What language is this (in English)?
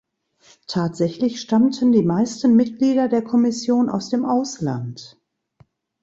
German